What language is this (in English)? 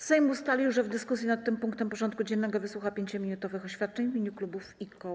Polish